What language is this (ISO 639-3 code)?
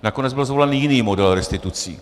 ces